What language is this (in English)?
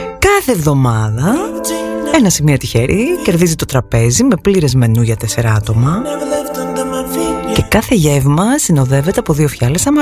Greek